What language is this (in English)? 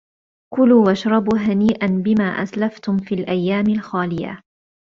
Arabic